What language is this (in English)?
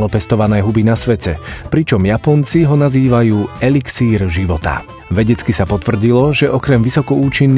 Slovak